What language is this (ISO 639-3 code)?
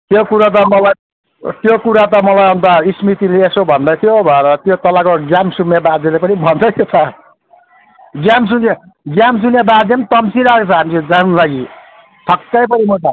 nep